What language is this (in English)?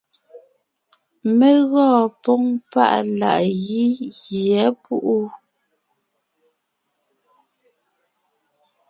Ngiemboon